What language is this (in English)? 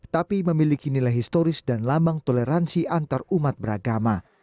Indonesian